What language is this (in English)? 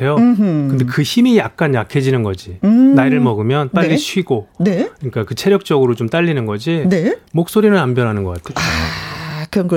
Korean